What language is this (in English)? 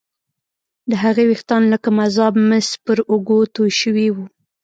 Pashto